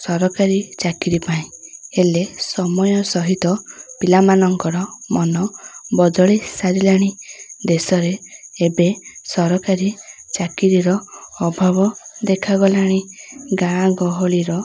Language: Odia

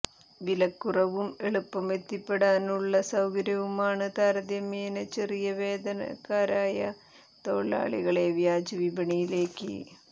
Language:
Malayalam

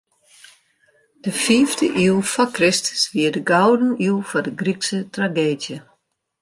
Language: Western Frisian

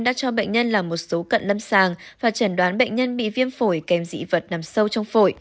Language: Vietnamese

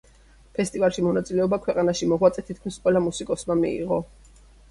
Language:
Georgian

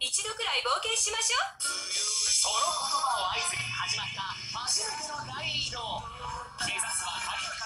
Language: Japanese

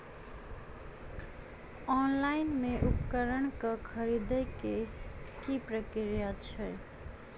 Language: Maithili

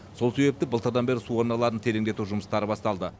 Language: Kazakh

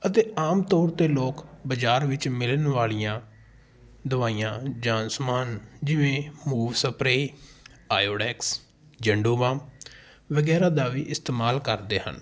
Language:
Punjabi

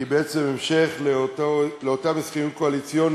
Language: Hebrew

